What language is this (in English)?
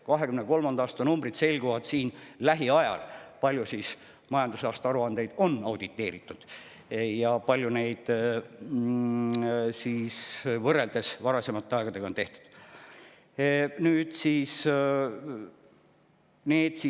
Estonian